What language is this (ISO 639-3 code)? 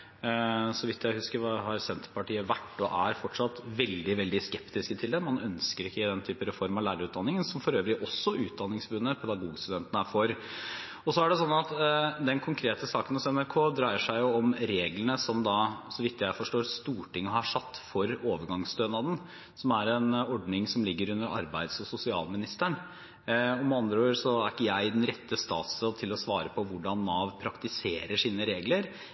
nob